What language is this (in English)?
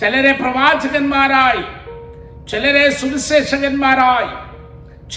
Malayalam